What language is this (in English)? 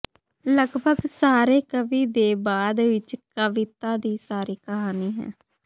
Punjabi